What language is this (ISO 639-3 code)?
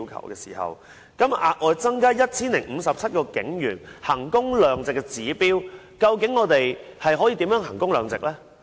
yue